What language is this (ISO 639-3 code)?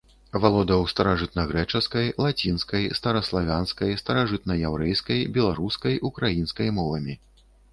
bel